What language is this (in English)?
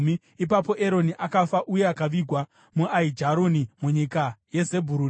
Shona